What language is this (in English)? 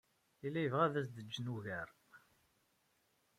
Kabyle